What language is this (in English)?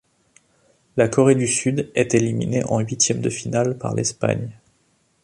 French